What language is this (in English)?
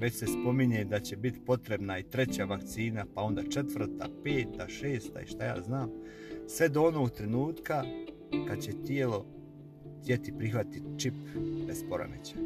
Croatian